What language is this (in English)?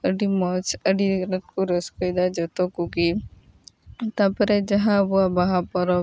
Santali